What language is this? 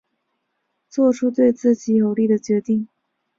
Chinese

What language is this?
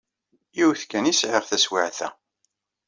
Kabyle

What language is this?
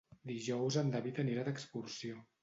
Catalan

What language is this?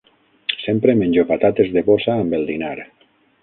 Catalan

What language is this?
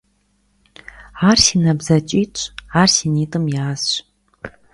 Kabardian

